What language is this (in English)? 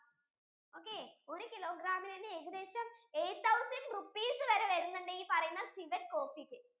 Malayalam